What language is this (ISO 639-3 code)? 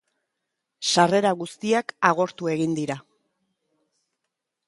eus